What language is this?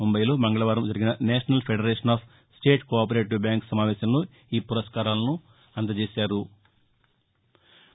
Telugu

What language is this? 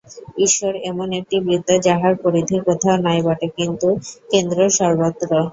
Bangla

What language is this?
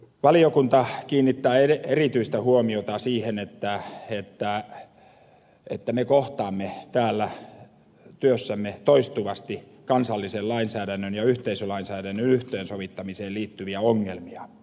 Finnish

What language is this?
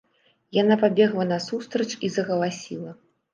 Belarusian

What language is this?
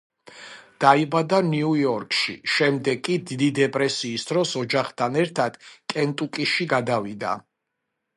Georgian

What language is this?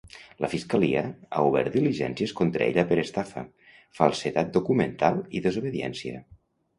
Catalan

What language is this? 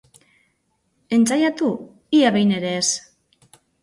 Basque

